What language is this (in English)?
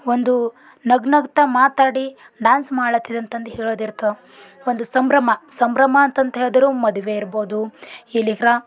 Kannada